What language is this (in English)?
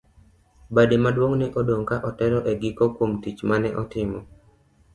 Luo (Kenya and Tanzania)